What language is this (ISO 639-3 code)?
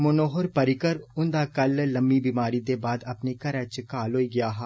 doi